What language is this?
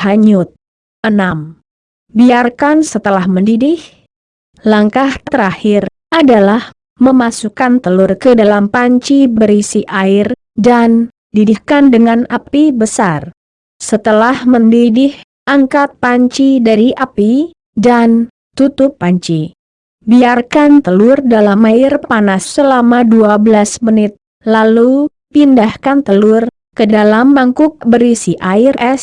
Indonesian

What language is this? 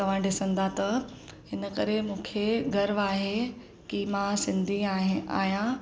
Sindhi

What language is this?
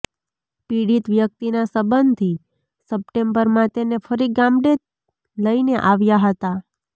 Gujarati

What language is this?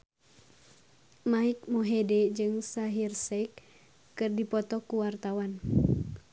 Sundanese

